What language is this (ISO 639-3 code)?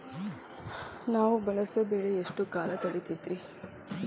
kan